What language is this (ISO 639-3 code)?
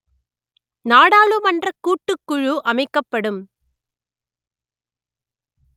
tam